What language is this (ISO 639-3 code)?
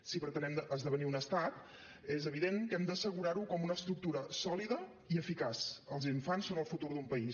cat